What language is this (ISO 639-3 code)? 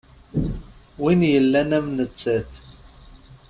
kab